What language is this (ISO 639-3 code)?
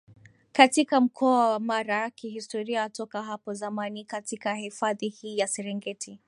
swa